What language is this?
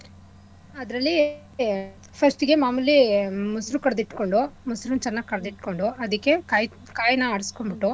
Kannada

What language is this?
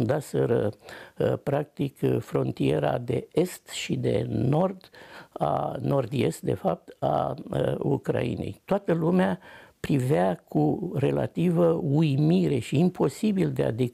Romanian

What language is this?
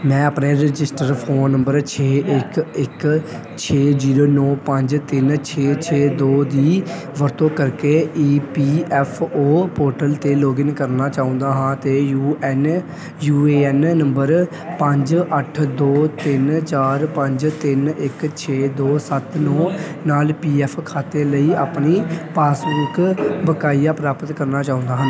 Punjabi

